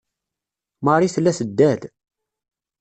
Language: Kabyle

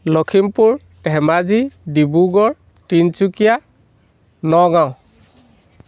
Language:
Assamese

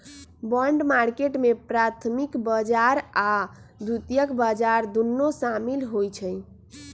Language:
Magahi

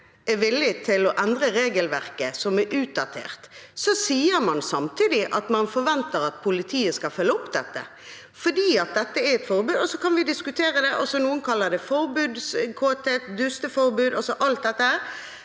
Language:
Norwegian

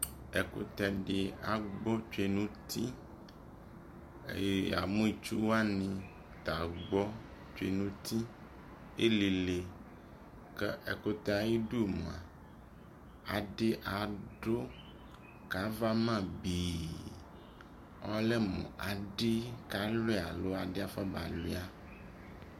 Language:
Ikposo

